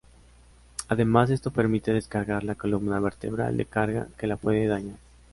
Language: Spanish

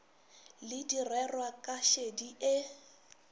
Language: Northern Sotho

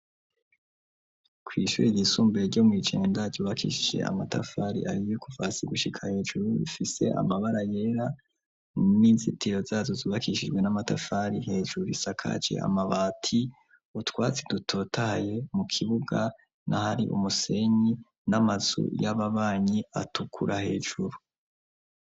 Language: Rundi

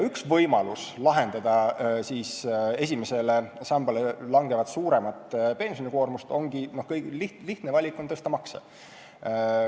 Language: Estonian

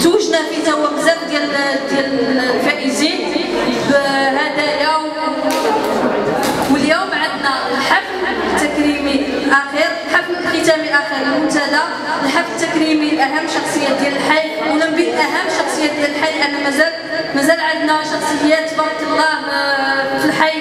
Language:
Arabic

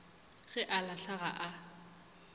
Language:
Northern Sotho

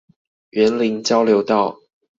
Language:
Chinese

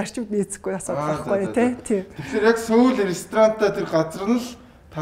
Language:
Turkish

